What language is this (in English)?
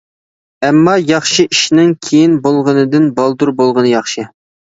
Uyghur